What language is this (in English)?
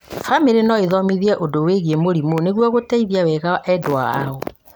Kikuyu